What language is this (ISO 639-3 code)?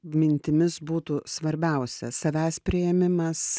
lit